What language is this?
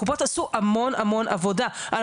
Hebrew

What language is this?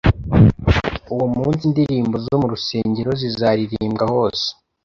Kinyarwanda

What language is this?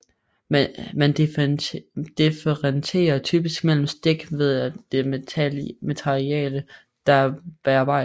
Danish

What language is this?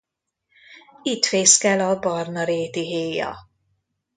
Hungarian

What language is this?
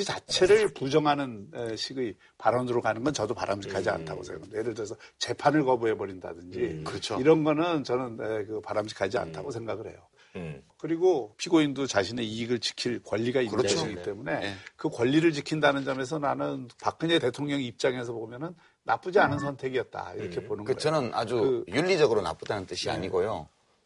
Korean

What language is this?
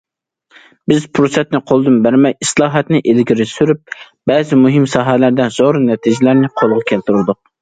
Uyghur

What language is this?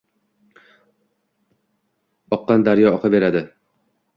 Uzbek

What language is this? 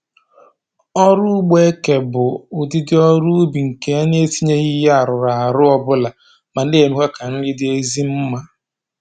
Igbo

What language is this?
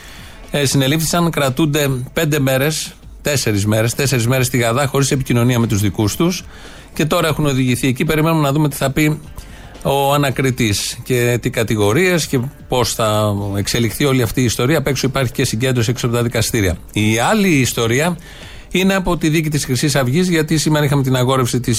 Greek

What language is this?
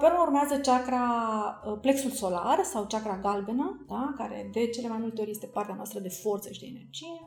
Romanian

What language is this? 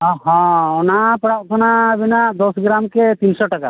Santali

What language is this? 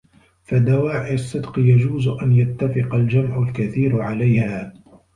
Arabic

